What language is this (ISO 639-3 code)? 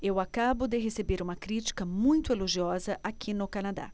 por